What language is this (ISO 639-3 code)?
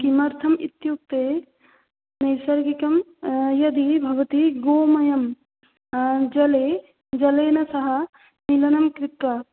san